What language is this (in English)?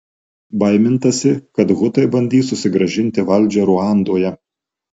Lithuanian